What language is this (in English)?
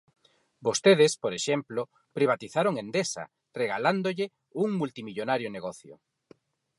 Galician